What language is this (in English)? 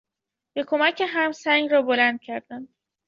Persian